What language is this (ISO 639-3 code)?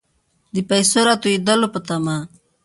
pus